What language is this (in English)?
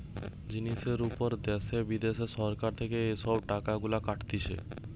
Bangla